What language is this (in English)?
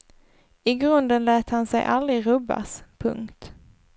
Swedish